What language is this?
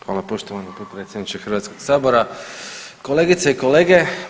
Croatian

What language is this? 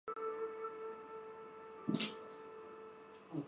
Chinese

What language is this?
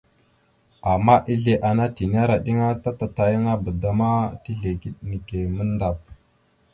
Mada (Cameroon)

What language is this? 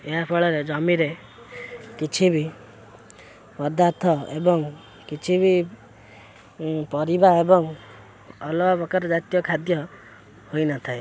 Odia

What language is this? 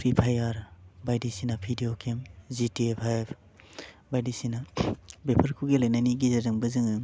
Bodo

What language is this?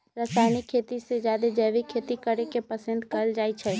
Magahi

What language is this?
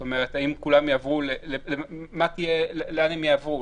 Hebrew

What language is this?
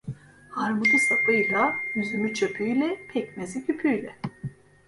Turkish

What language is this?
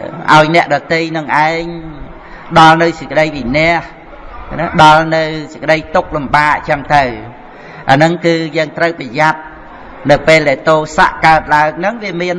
Vietnamese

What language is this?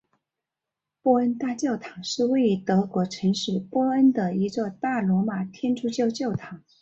Chinese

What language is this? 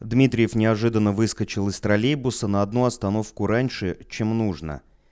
Russian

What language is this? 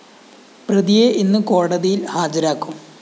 Malayalam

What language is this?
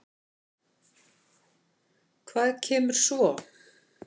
Icelandic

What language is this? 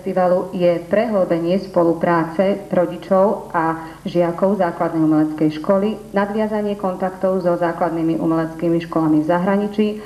Czech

